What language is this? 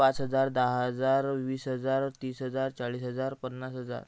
Marathi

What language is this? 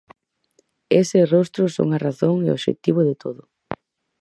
Galician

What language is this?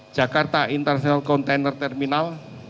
Indonesian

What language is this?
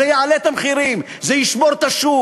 Hebrew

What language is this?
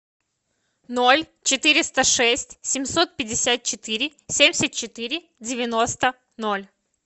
Russian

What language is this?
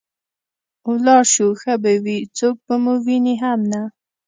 Pashto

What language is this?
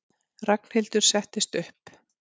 Icelandic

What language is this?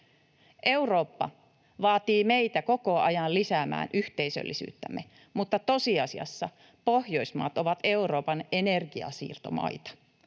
Finnish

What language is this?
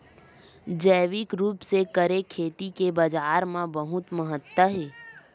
Chhattisgarhi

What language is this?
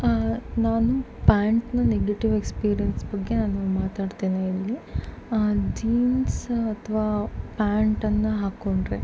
Kannada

